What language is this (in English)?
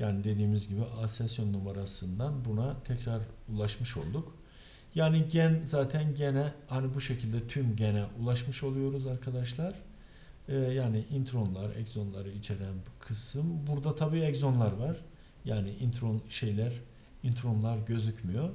Turkish